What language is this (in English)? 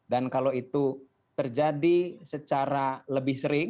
Indonesian